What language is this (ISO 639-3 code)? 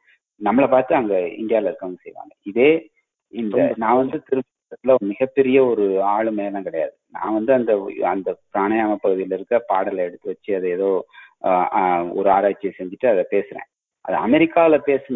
tam